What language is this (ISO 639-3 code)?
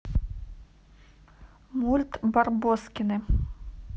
rus